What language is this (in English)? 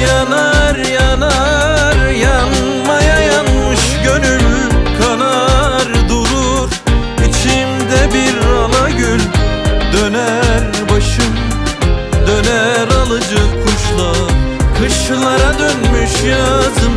Turkish